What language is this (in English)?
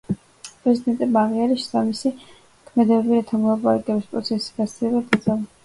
Georgian